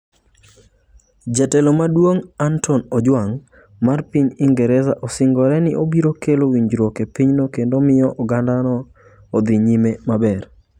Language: Luo (Kenya and Tanzania)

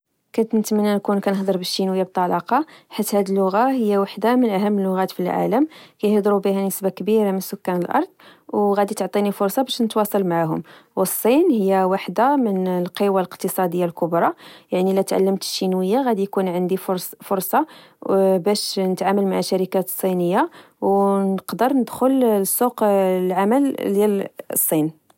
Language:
Moroccan Arabic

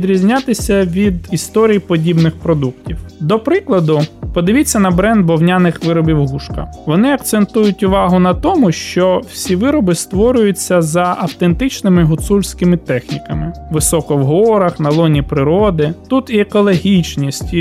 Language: Ukrainian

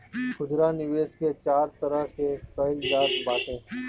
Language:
Bhojpuri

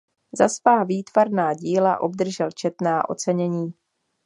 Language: Czech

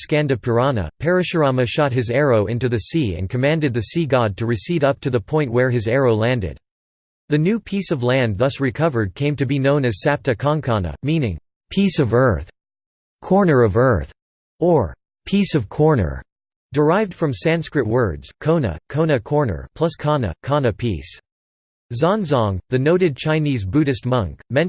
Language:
English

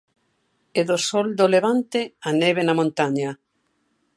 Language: Galician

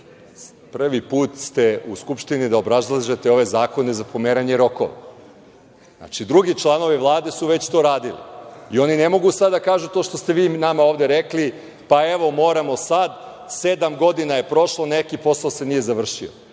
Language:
Serbian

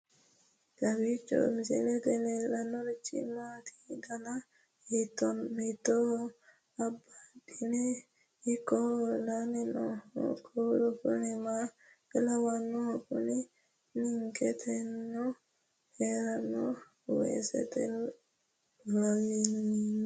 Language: Sidamo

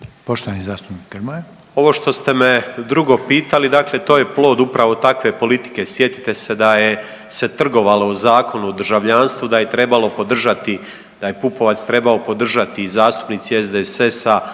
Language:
Croatian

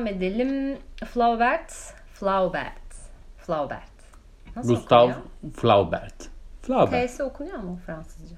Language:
Turkish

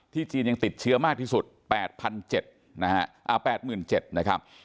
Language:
Thai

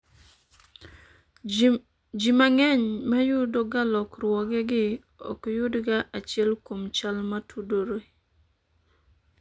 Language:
Luo (Kenya and Tanzania)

